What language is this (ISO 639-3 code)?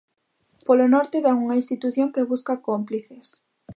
glg